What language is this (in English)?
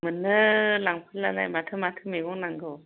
Bodo